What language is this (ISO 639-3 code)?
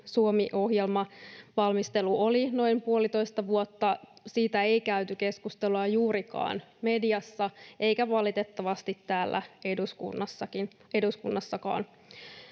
fin